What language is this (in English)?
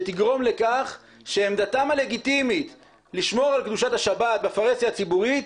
Hebrew